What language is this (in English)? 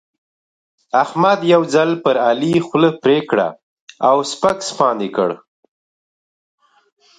Pashto